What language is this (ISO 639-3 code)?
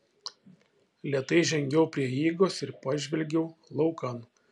lit